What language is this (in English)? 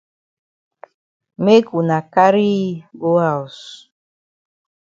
Cameroon Pidgin